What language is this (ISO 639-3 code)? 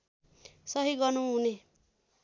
nep